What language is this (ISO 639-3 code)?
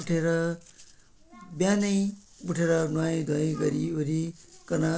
nep